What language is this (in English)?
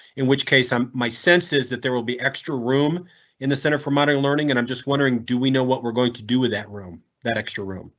English